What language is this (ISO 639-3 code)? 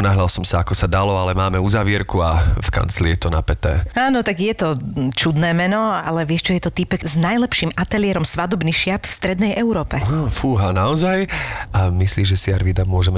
slk